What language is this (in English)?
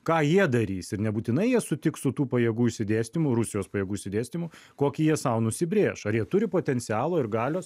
Lithuanian